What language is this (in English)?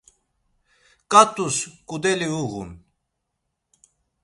Laz